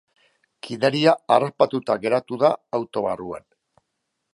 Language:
Basque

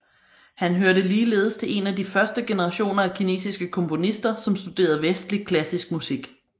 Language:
Danish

